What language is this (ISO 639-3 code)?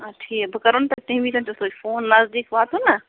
kas